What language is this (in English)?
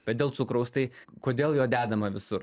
Lithuanian